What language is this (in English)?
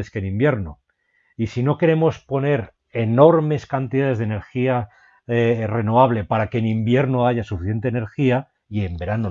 Spanish